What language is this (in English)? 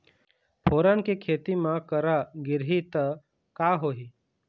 Chhattisgarhi